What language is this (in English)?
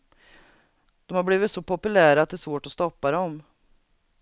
Swedish